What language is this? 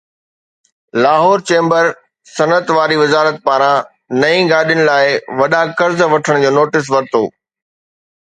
Sindhi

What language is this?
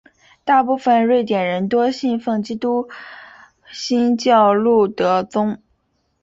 Chinese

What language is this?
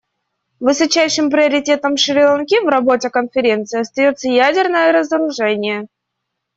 Russian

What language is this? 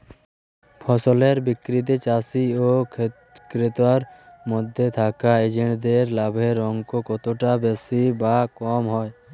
Bangla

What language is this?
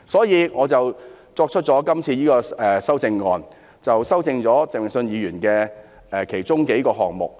Cantonese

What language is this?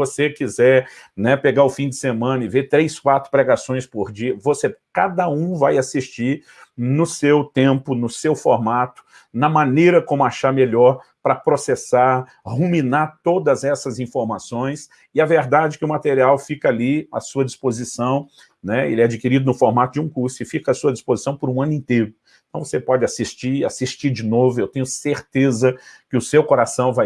Portuguese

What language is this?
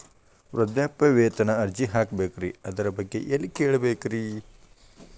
Kannada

